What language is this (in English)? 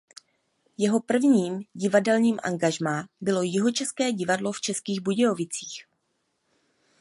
Czech